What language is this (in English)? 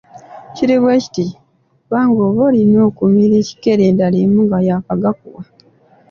Ganda